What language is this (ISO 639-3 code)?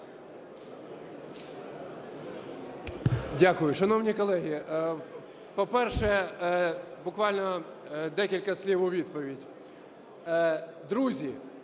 ukr